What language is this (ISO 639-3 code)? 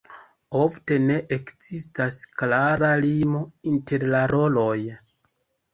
epo